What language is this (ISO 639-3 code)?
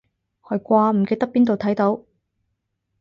yue